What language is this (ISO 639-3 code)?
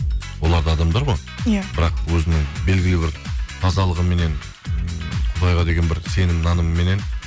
kaz